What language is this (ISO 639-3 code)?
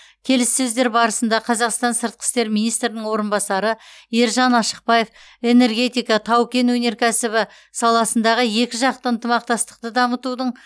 kaz